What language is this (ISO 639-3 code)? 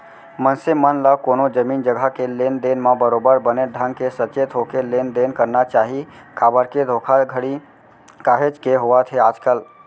hne